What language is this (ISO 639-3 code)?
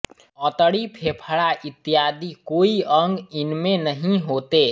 hin